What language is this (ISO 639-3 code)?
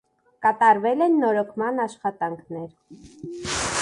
hye